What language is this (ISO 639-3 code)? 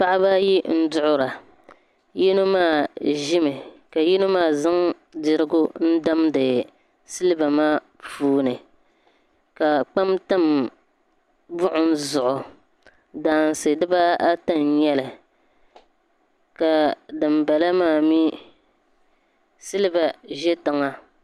dag